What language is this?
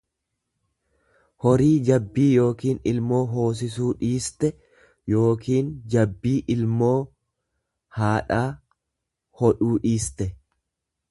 Oromo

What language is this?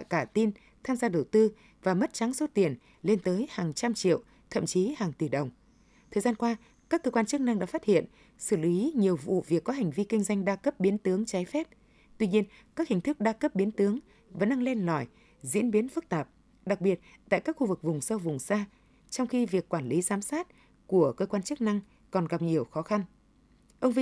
Vietnamese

